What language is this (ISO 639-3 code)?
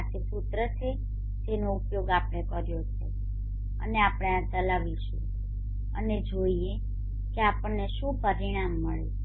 guj